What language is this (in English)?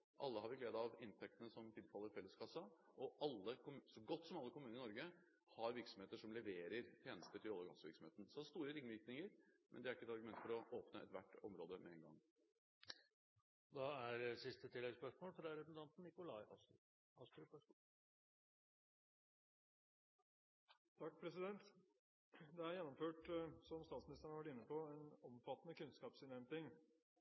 Norwegian